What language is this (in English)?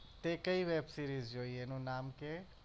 Gujarati